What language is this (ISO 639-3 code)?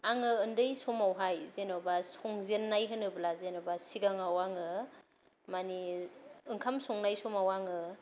brx